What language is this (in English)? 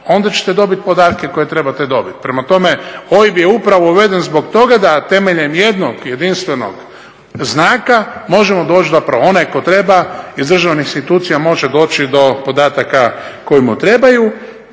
Croatian